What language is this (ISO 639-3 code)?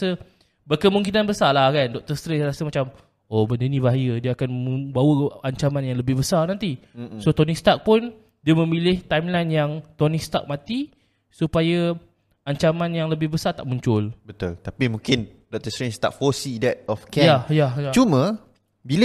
msa